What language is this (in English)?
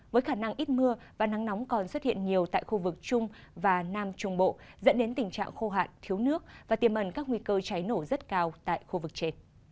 Vietnamese